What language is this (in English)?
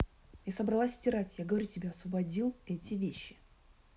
Russian